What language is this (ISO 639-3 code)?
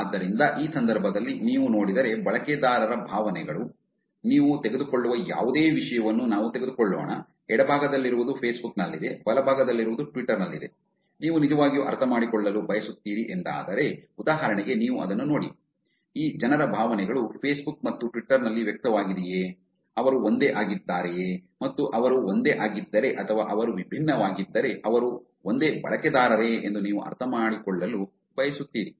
kan